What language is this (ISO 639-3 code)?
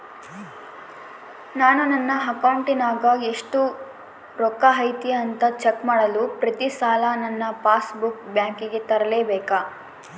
kan